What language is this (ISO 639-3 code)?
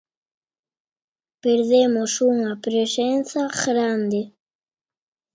glg